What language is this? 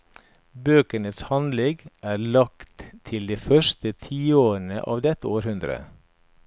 Norwegian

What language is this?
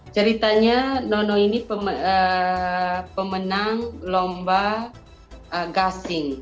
Indonesian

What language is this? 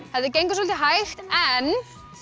Icelandic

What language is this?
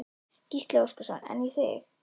Icelandic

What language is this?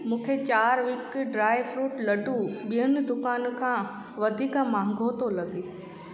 Sindhi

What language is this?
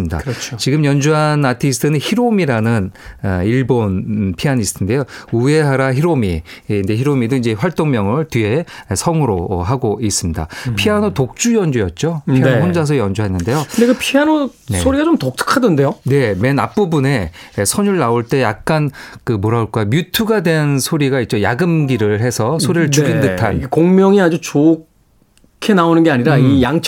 Korean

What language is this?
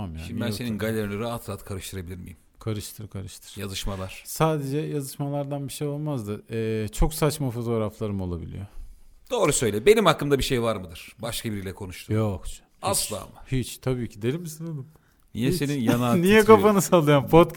Turkish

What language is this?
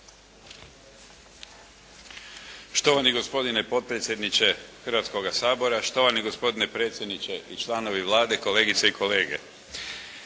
Croatian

